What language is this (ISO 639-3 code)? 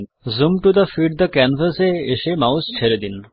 ben